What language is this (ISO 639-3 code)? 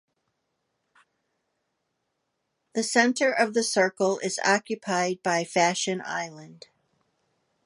eng